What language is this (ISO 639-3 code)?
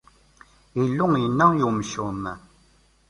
kab